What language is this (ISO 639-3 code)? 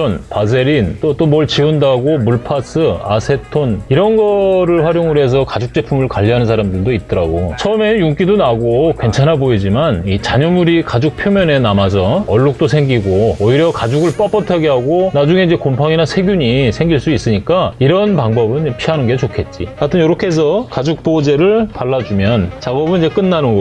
kor